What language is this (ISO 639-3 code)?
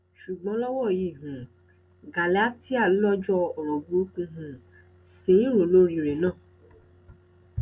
yor